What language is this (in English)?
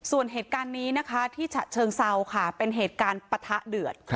Thai